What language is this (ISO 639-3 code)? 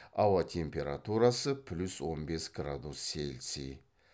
kaz